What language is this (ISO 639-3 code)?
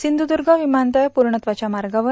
mar